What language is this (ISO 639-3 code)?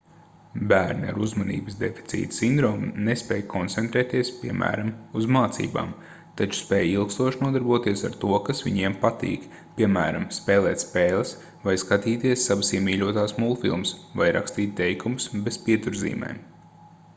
lav